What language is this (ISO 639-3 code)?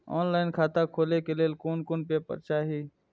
mai